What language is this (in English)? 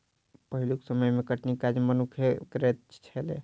Maithili